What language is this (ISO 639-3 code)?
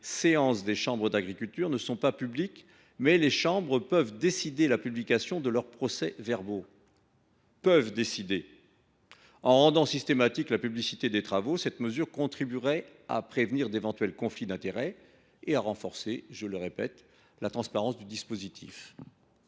fra